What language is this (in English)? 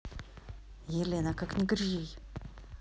Russian